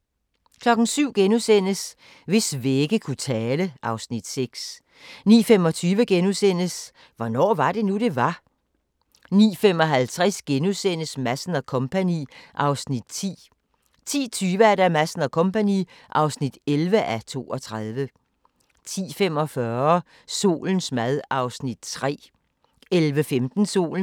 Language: Danish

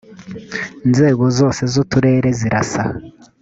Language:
Kinyarwanda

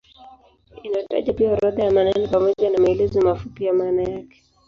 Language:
Swahili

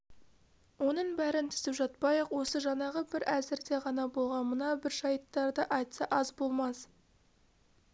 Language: Kazakh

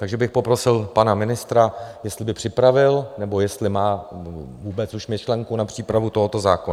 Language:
Czech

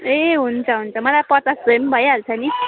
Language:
Nepali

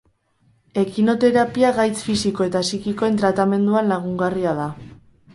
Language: Basque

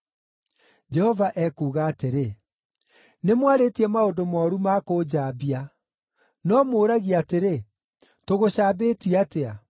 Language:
Kikuyu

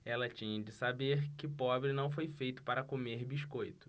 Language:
Portuguese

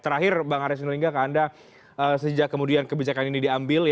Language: Indonesian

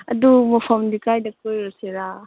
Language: Manipuri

